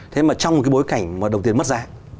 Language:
Vietnamese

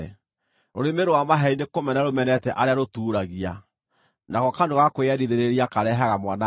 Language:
Kikuyu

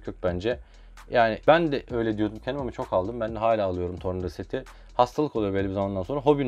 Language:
Turkish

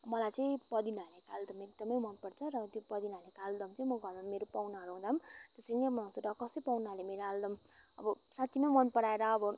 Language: Nepali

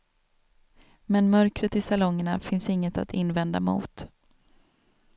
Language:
Swedish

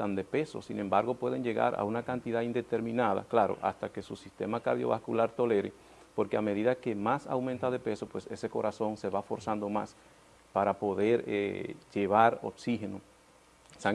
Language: Spanish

